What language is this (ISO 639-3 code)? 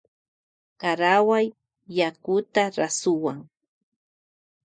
qvj